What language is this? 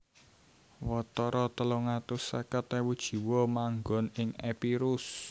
Javanese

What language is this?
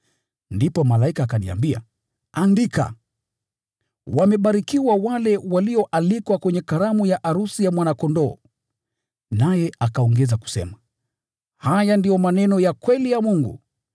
Swahili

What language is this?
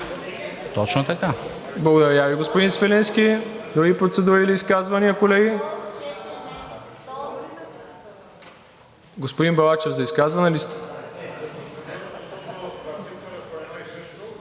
Bulgarian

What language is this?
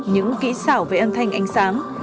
Vietnamese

